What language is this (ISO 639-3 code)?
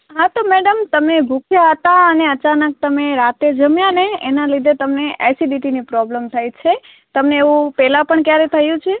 guj